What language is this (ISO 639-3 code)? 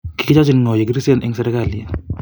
kln